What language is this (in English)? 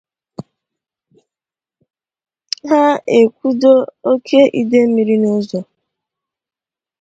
Igbo